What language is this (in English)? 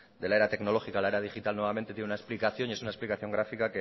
Spanish